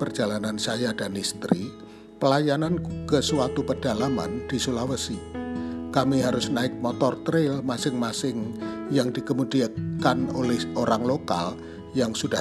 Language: Indonesian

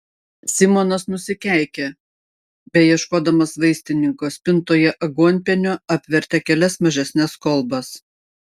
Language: Lithuanian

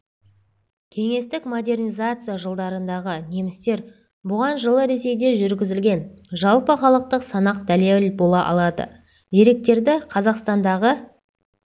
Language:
Kazakh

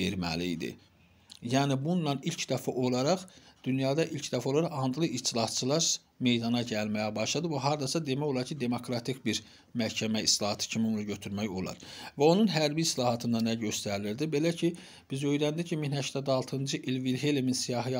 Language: Turkish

